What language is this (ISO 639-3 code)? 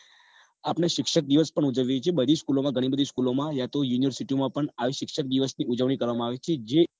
guj